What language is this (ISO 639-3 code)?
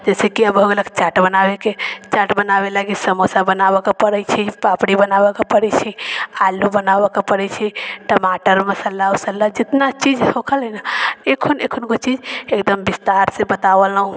mai